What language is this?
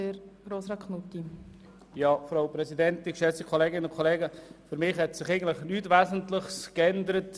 Swiss German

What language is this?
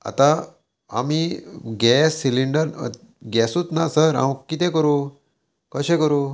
Konkani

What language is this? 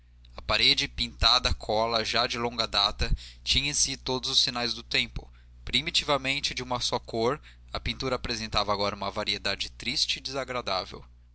Portuguese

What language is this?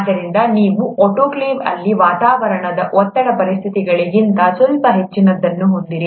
Kannada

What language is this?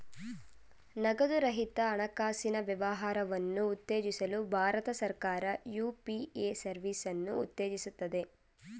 Kannada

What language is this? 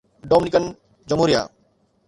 Sindhi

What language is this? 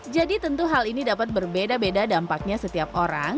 Indonesian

